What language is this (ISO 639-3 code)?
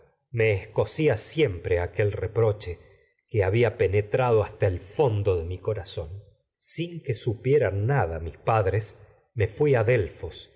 spa